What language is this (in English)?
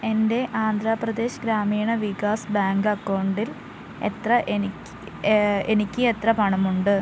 Malayalam